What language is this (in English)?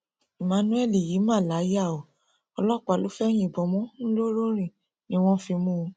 Yoruba